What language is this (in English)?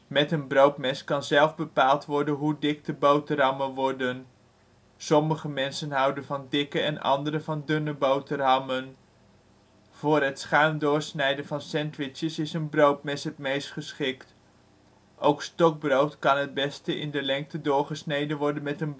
Dutch